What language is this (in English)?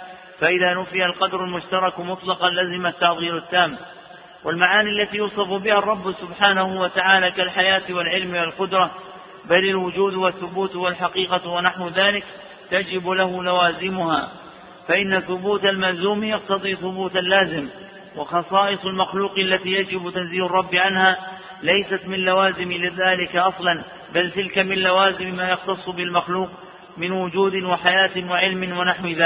Arabic